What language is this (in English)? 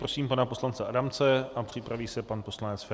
Czech